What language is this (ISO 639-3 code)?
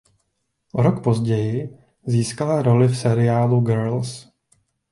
ces